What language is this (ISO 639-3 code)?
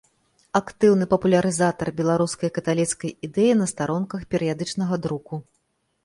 bel